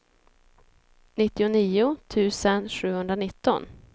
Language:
Swedish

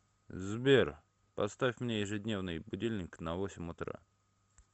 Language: Russian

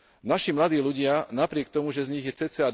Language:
Slovak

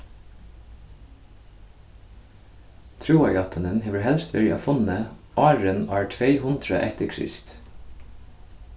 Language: Faroese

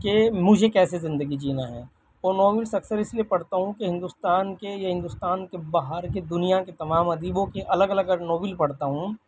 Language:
Urdu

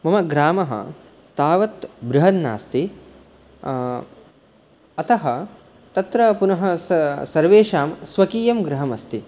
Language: Sanskrit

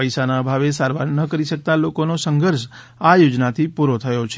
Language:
Gujarati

